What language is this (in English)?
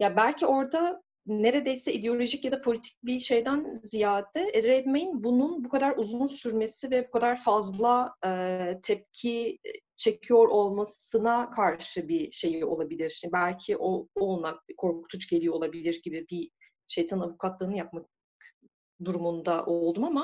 Turkish